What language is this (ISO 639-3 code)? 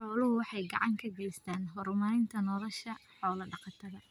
som